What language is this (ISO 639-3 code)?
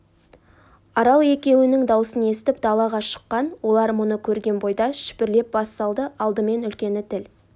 kaz